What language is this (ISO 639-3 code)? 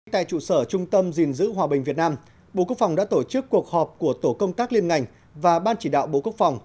vie